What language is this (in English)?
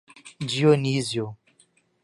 Portuguese